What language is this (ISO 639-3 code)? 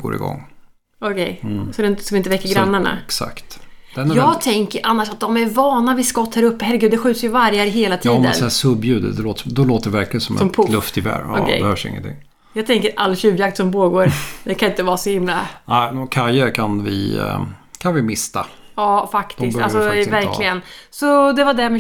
swe